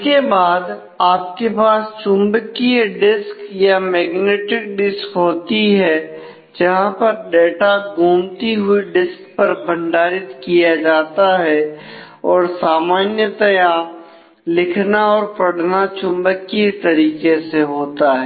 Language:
Hindi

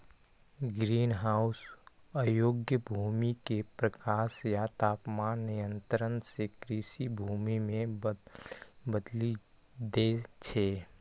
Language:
Maithili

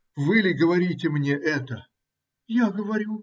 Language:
Russian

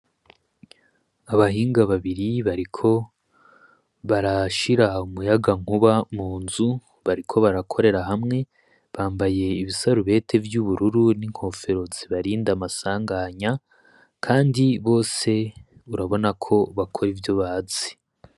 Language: Rundi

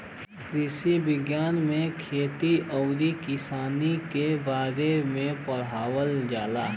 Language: Bhojpuri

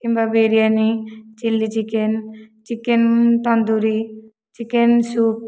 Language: Odia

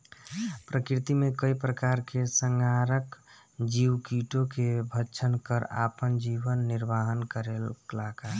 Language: Bhojpuri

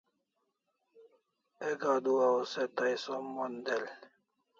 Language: Kalasha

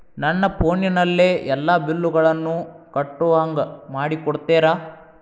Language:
Kannada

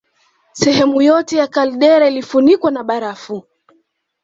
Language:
Swahili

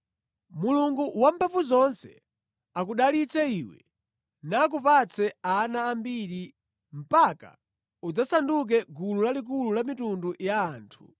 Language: Nyanja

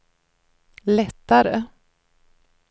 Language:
Swedish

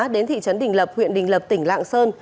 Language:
Vietnamese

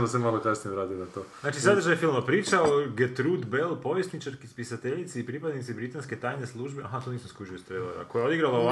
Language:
Croatian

